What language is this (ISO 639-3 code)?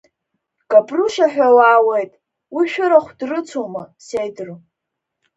abk